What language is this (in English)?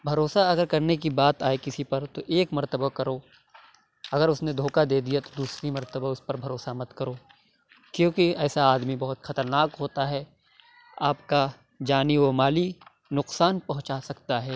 Urdu